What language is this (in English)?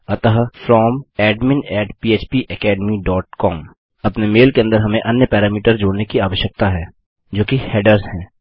Hindi